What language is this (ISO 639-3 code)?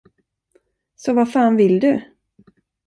swe